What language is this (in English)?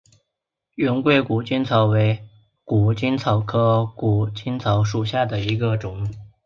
Chinese